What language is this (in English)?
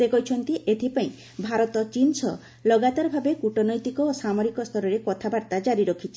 Odia